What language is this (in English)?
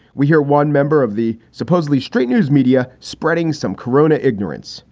English